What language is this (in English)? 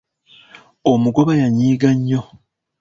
Ganda